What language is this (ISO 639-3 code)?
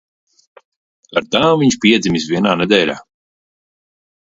lav